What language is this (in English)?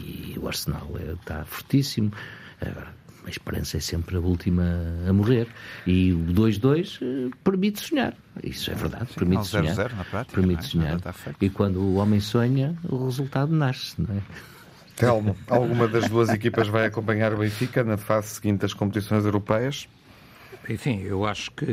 Portuguese